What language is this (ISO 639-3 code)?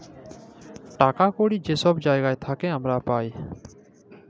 ben